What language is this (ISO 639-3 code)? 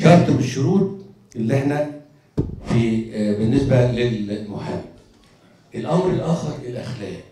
ara